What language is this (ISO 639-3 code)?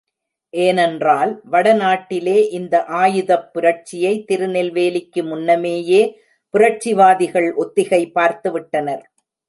tam